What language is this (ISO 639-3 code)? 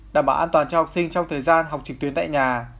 vie